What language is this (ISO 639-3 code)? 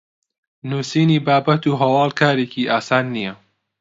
ckb